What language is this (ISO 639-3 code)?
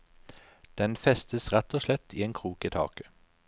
nor